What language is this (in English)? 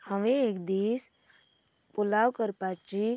Konkani